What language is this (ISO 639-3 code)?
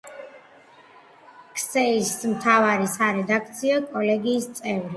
kat